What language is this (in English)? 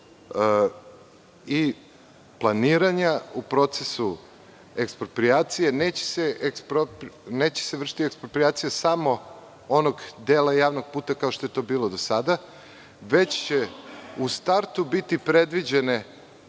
Serbian